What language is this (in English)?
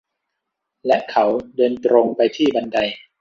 Thai